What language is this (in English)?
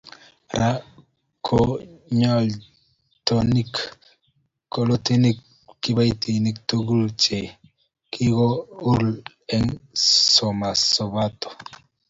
Kalenjin